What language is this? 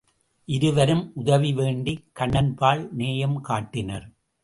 Tamil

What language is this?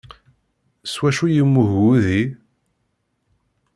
Kabyle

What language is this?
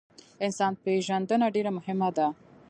Pashto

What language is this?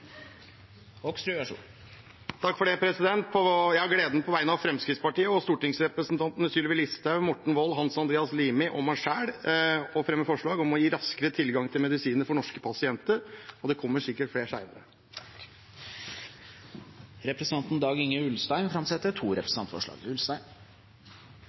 Norwegian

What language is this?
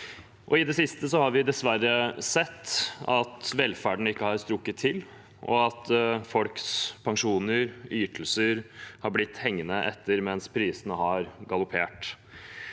Norwegian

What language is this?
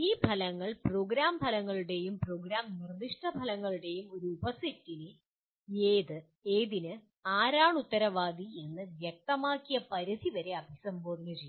Malayalam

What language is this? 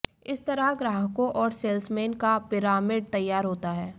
Hindi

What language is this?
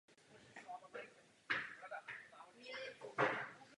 Czech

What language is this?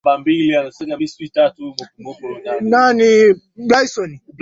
Swahili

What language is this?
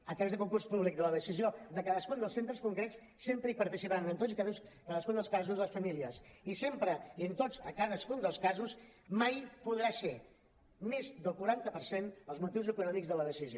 Catalan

